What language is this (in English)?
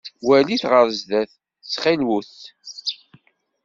Kabyle